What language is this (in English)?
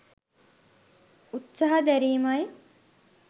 Sinhala